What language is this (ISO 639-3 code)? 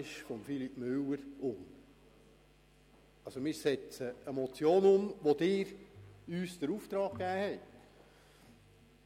gsw